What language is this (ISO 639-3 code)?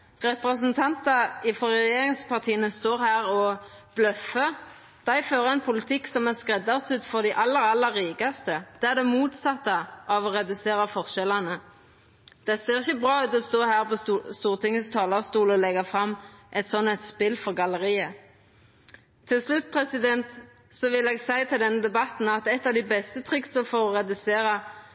nno